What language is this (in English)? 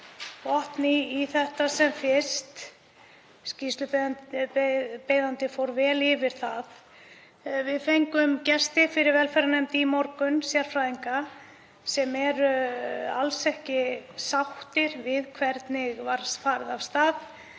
Icelandic